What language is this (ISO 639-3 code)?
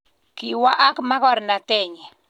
kln